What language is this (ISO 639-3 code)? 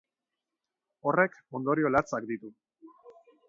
eus